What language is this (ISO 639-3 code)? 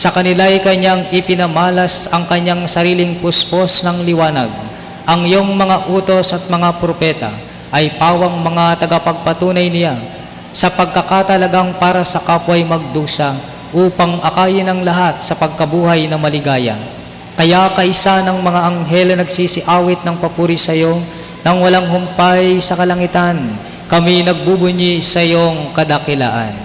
fil